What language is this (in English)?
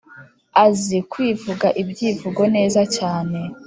Kinyarwanda